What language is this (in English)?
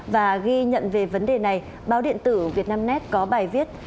Vietnamese